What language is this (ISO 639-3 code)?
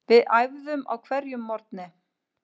isl